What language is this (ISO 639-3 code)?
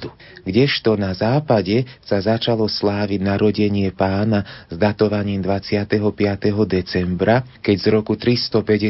slk